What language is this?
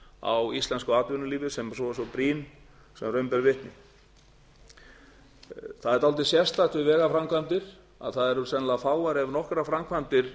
Icelandic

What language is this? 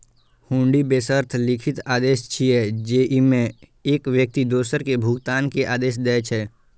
Maithili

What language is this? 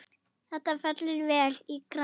Icelandic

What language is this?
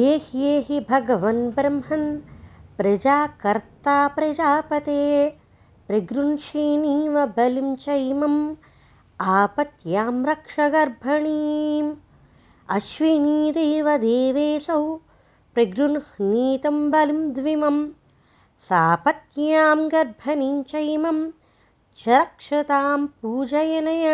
Telugu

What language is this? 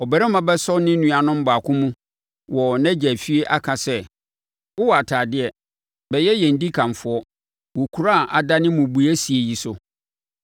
Akan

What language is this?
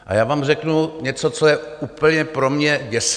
Czech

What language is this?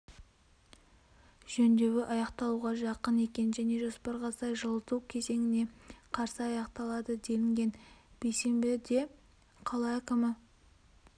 Kazakh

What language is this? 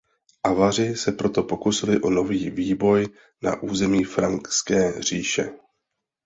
Czech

